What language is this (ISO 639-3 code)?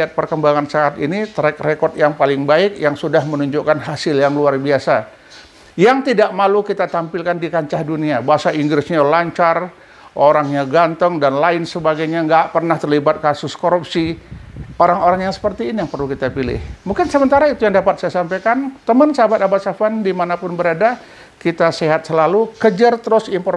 ind